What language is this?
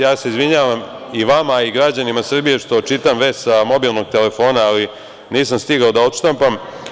Serbian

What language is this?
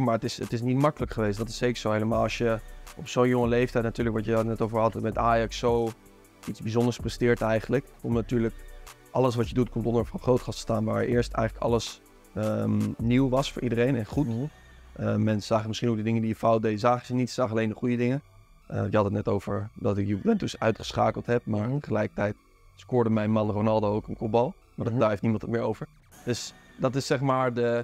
Dutch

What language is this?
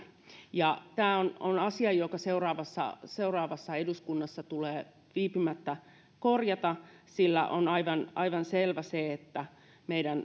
Finnish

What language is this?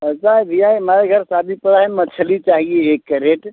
Hindi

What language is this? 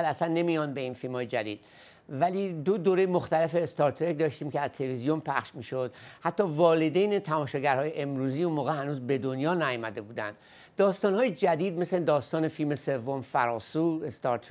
Persian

